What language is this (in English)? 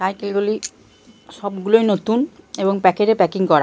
Bangla